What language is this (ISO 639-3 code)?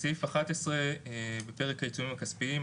heb